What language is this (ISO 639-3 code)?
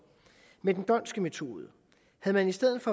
dan